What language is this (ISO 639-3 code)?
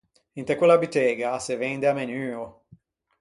lij